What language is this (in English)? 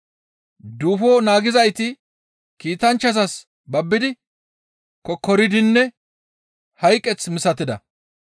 Gamo